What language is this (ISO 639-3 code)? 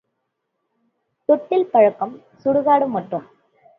tam